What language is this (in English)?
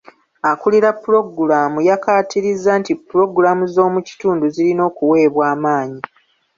Ganda